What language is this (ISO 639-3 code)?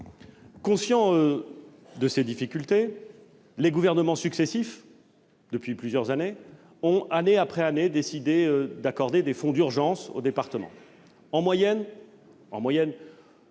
fra